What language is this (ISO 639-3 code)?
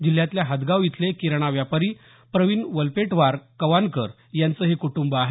mar